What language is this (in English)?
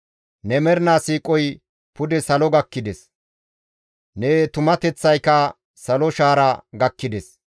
Gamo